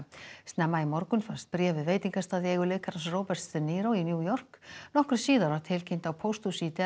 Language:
Icelandic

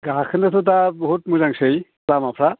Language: Bodo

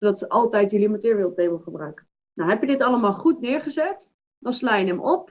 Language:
Dutch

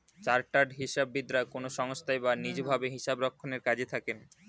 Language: Bangla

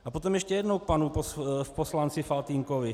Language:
Czech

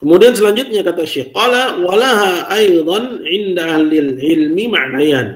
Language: Indonesian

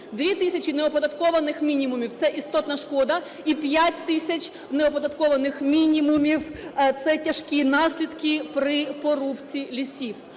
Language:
Ukrainian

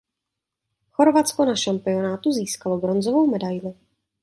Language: Czech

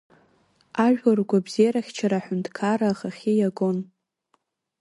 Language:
Abkhazian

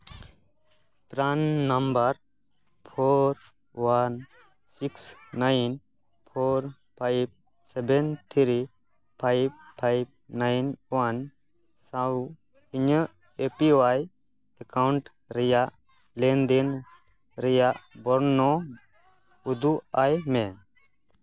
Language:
Santali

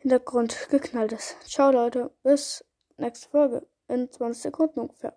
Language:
German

